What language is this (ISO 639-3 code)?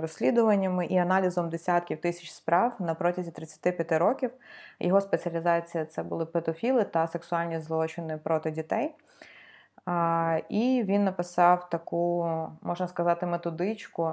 ukr